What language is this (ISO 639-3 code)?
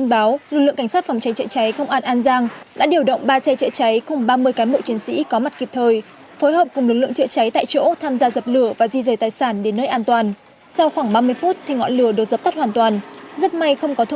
vie